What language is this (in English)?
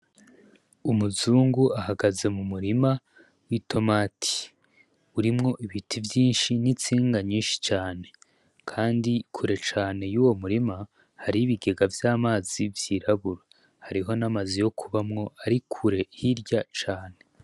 Rundi